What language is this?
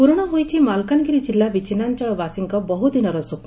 Odia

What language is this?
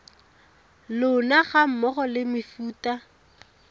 Tswana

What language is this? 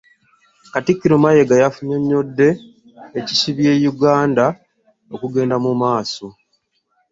Ganda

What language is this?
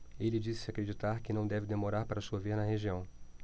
Portuguese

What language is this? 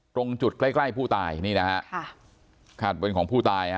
Thai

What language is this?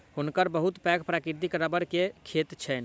Maithili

